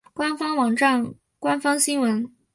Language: Chinese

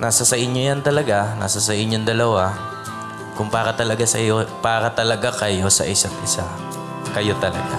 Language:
Filipino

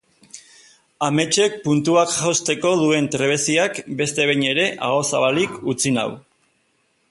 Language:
Basque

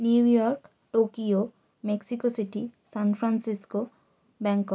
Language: Bangla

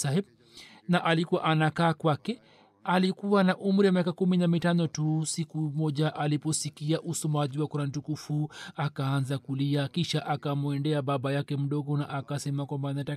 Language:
Swahili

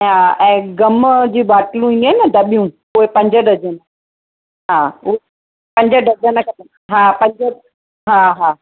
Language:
Sindhi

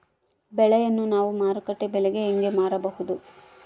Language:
Kannada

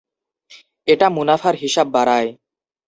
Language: Bangla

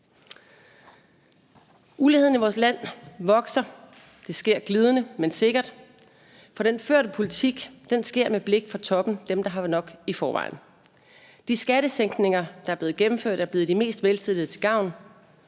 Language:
Danish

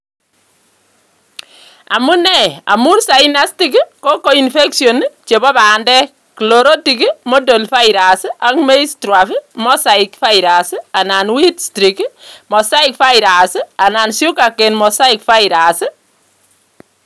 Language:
Kalenjin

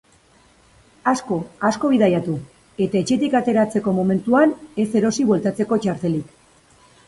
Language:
Basque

